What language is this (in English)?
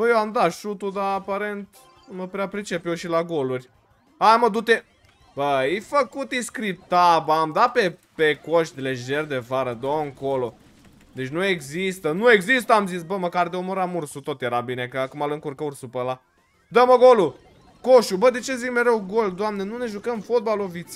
Romanian